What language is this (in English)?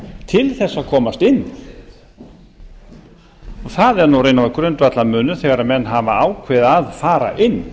Icelandic